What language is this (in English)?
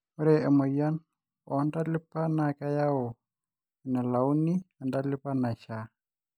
Masai